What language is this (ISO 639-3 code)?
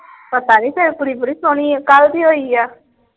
pan